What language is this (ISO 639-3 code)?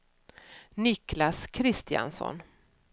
swe